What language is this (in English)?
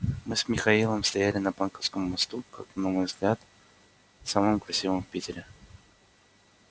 Russian